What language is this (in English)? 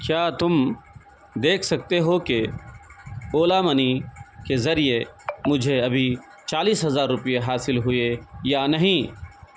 Urdu